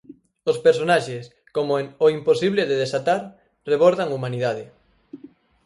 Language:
Galician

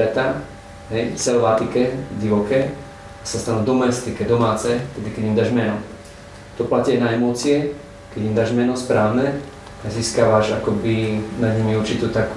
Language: Slovak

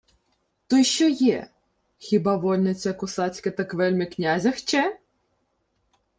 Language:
Ukrainian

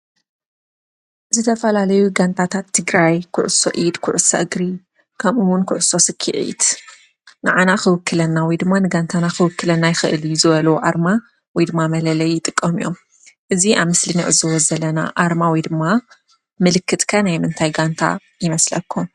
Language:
Tigrinya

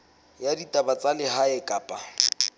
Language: Southern Sotho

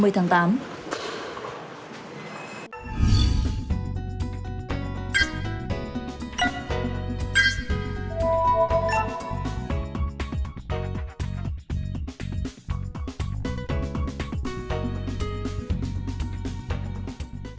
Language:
Vietnamese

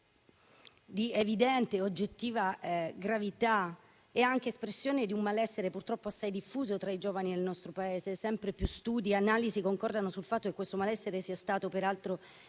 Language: Italian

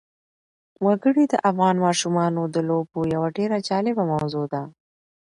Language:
Pashto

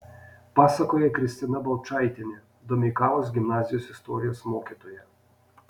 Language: Lithuanian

